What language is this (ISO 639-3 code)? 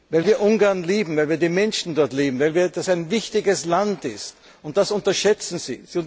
deu